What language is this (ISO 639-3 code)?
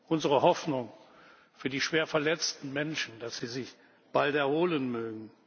deu